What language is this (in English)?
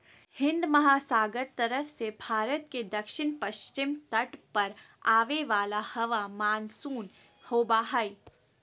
Magahi